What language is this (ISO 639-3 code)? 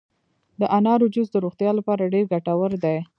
pus